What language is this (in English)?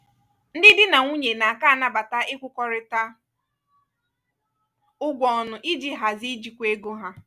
Igbo